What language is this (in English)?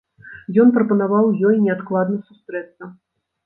Belarusian